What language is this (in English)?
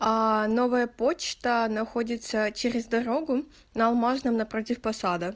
Russian